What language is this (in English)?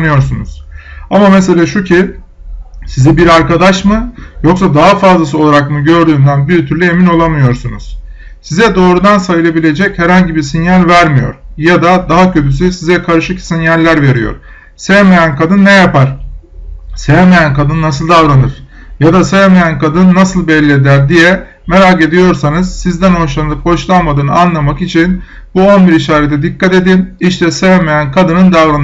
Turkish